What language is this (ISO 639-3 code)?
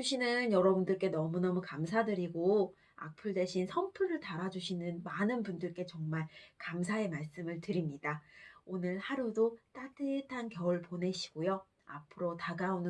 kor